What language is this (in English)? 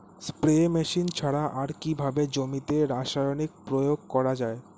Bangla